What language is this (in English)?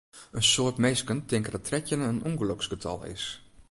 Western Frisian